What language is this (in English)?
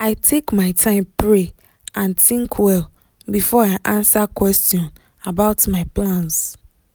Nigerian Pidgin